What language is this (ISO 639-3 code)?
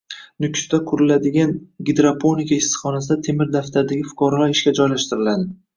uzb